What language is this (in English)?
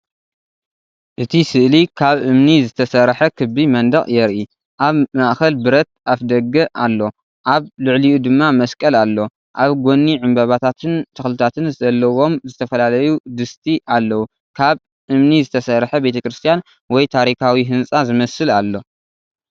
Tigrinya